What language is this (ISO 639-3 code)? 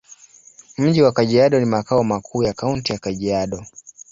swa